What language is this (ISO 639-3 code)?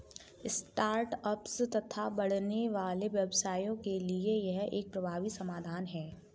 hin